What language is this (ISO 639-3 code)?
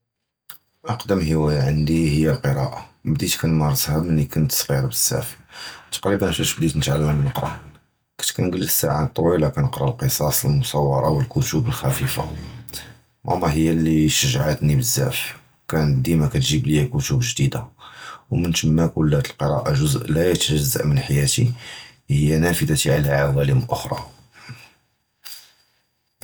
jrb